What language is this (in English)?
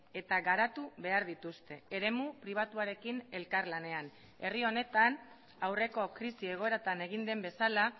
Basque